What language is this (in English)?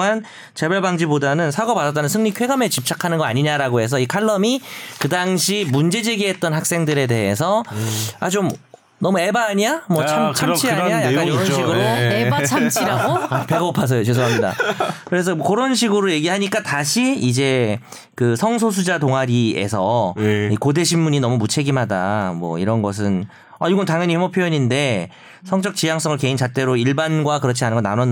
Korean